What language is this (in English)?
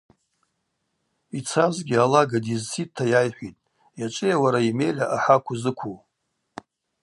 Abaza